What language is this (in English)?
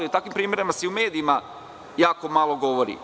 Serbian